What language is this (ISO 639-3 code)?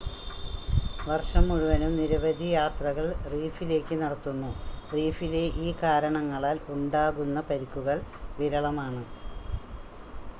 mal